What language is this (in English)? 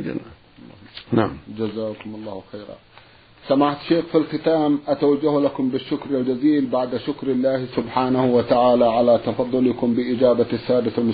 Arabic